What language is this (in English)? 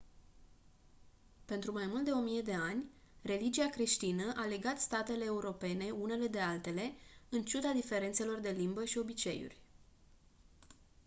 Romanian